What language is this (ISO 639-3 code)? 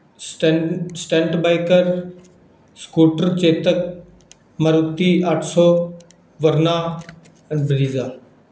pan